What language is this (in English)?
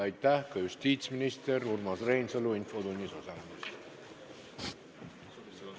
Estonian